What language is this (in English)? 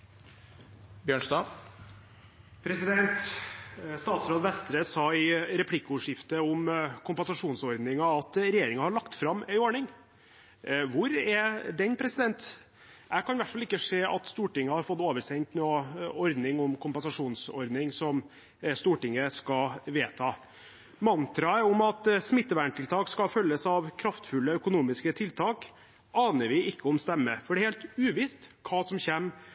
Norwegian